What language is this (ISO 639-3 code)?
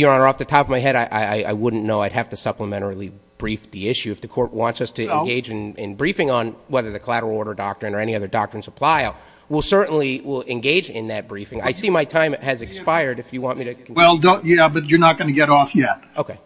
eng